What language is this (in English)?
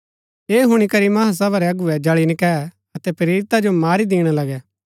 Gaddi